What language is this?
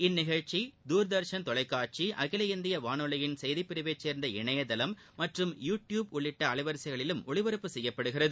Tamil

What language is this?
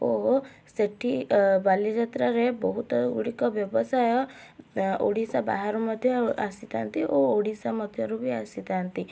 Odia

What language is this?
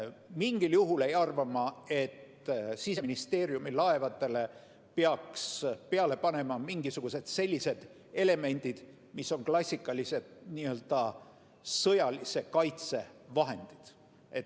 Estonian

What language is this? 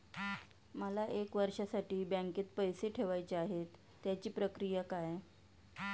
Marathi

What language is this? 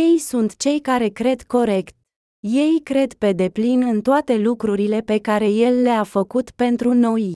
Romanian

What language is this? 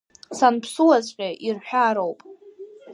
Abkhazian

